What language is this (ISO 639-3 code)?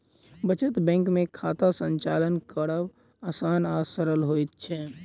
mai